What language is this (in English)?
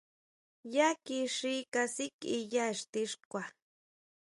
Huautla Mazatec